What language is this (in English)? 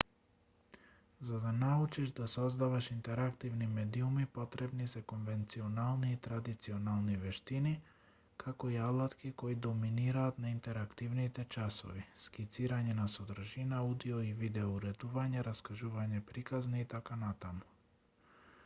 Macedonian